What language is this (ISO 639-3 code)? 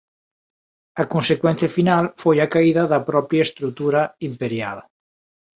glg